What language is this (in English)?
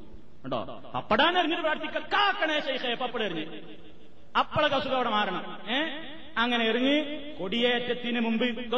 Malayalam